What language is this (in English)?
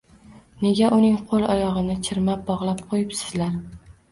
Uzbek